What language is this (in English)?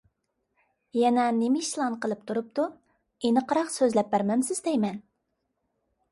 Uyghur